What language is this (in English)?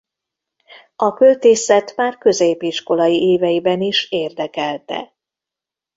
Hungarian